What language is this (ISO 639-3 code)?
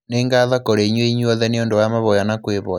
kik